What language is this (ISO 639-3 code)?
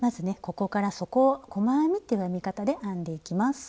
jpn